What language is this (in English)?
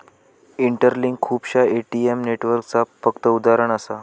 Marathi